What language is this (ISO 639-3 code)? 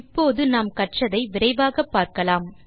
tam